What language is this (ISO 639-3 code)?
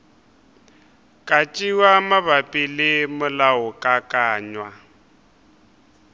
nso